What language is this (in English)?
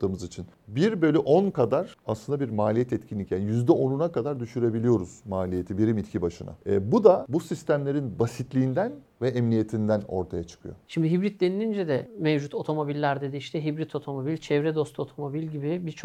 Turkish